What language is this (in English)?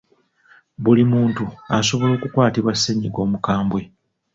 Ganda